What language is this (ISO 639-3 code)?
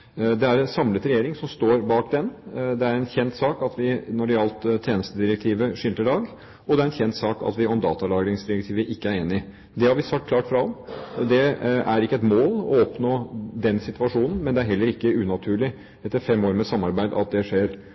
nob